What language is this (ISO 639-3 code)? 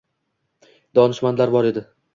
uzb